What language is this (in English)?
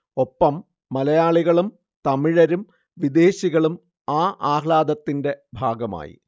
Malayalam